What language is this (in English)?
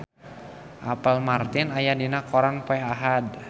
Sundanese